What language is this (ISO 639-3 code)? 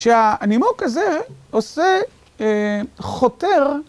heb